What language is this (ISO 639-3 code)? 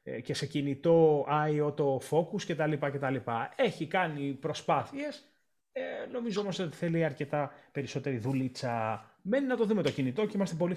ell